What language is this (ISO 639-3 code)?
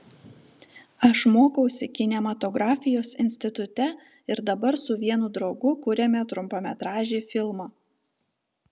lit